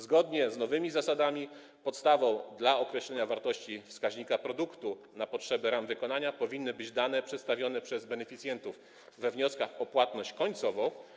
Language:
Polish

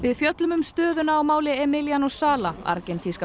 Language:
Icelandic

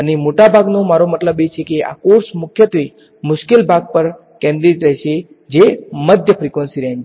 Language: Gujarati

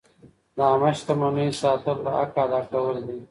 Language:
Pashto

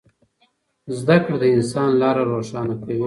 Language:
Pashto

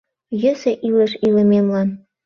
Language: Mari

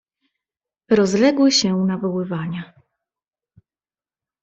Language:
Polish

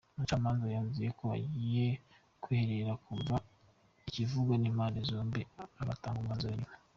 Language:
Kinyarwanda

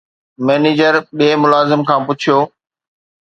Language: Sindhi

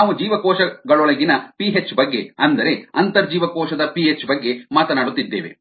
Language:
Kannada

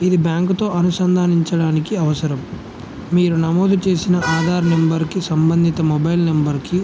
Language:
Telugu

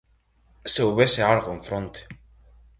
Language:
Galician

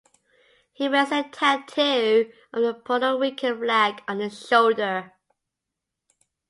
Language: English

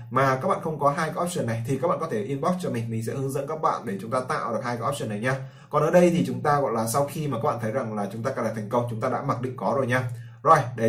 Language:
Vietnamese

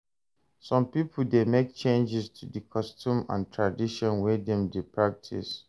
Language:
Nigerian Pidgin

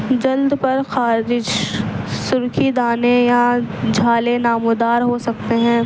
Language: Urdu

